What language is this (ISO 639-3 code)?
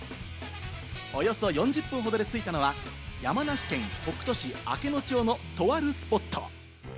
jpn